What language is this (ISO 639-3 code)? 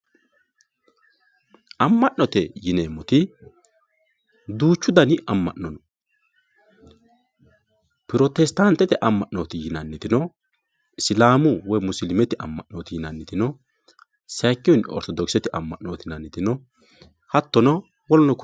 sid